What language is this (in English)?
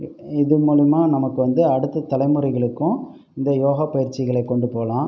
Tamil